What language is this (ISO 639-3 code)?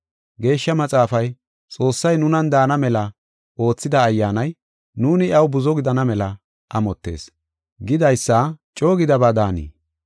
gof